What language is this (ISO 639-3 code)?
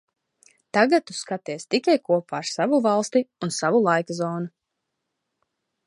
lav